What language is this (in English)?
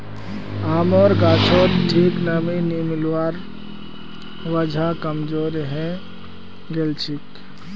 Magahi